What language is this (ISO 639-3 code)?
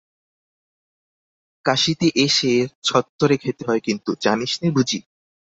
ben